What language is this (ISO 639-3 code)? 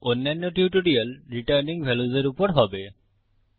ben